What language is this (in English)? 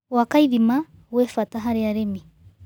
Kikuyu